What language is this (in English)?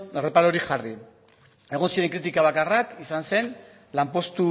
Basque